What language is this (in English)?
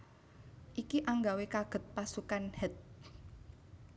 Javanese